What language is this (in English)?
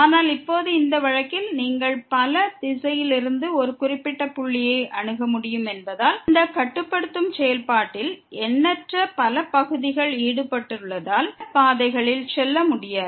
Tamil